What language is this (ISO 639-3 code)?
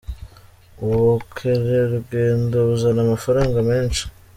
kin